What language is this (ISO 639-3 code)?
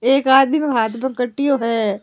raj